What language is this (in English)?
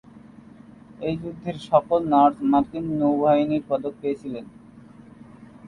Bangla